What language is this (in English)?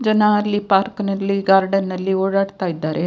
Kannada